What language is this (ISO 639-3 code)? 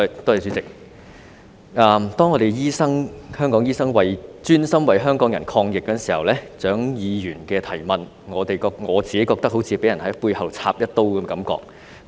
yue